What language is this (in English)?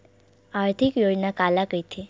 Chhattisgarhi